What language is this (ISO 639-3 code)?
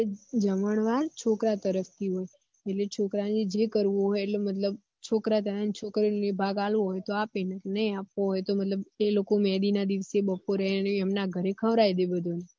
guj